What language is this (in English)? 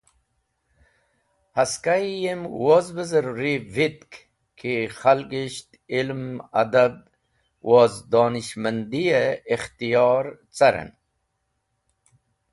Wakhi